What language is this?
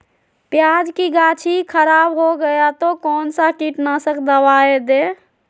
Magahi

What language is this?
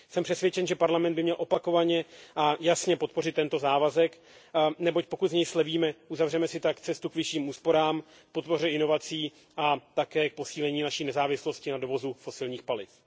Czech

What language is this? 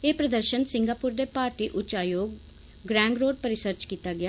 Dogri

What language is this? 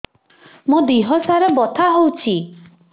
Odia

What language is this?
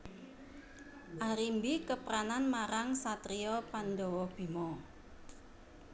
Javanese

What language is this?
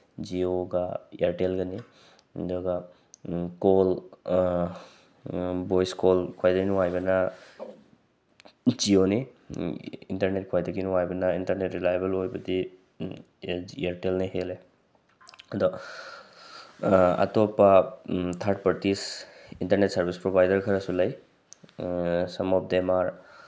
Manipuri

